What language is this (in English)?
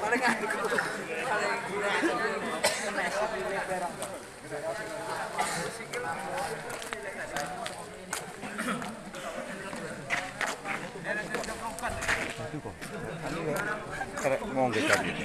Indonesian